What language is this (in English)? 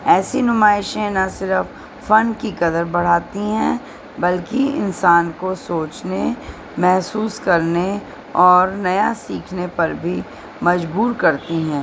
Urdu